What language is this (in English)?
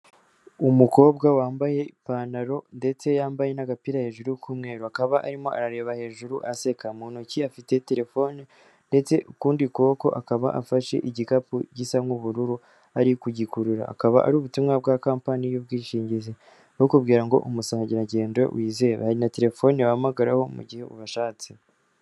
Kinyarwanda